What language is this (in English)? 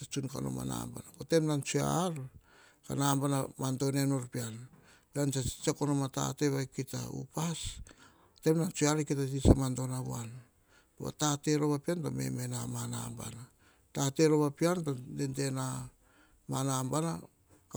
Hahon